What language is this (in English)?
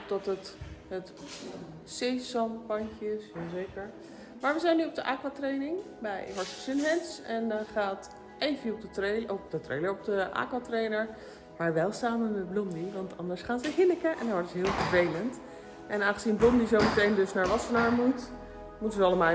Dutch